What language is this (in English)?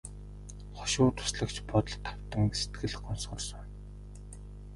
Mongolian